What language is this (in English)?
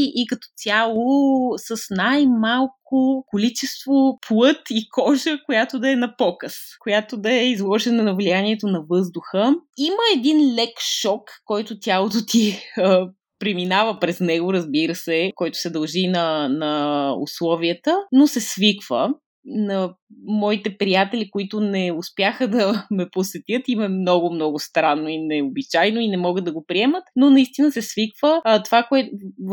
Bulgarian